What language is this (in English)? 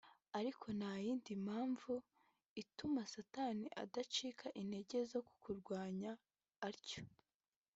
Kinyarwanda